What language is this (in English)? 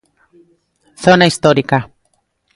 Galician